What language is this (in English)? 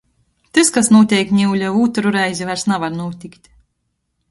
Latgalian